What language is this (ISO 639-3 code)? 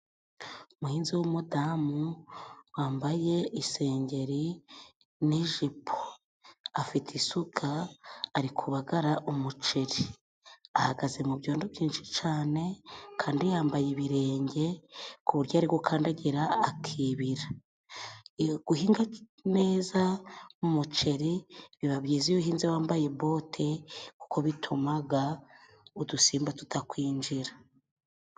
kin